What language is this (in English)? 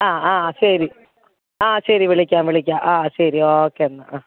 Malayalam